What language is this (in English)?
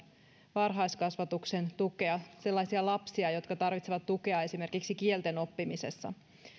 Finnish